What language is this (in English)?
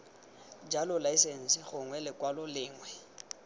Tswana